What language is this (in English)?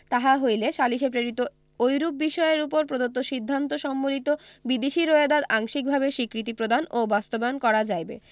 Bangla